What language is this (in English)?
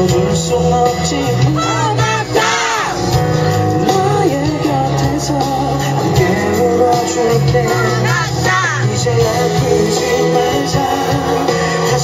Korean